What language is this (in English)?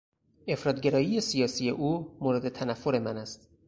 Persian